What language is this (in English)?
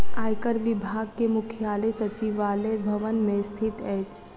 Maithili